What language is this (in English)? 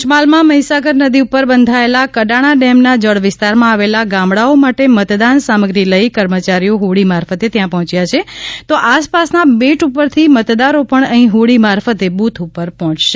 Gujarati